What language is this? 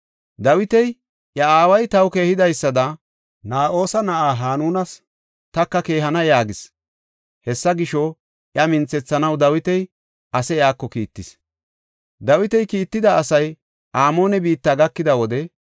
Gofa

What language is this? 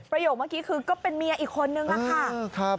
Thai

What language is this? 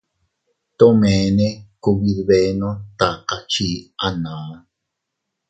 Teutila Cuicatec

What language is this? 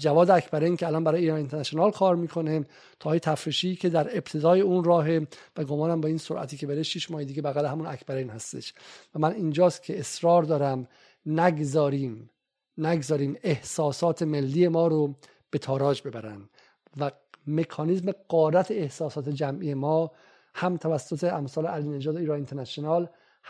Persian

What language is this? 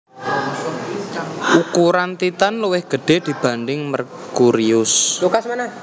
Javanese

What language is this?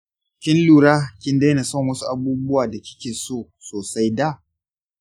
Hausa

